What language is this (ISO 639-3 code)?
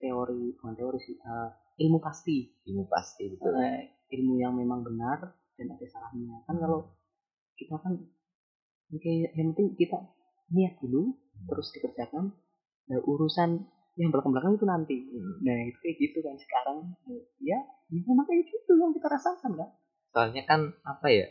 ind